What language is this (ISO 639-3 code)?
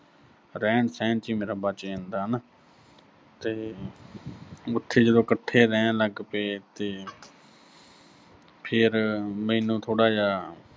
pan